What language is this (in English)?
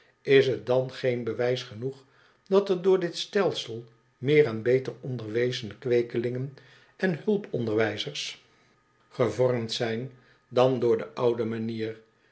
Dutch